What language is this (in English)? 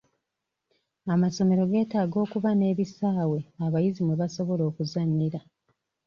Ganda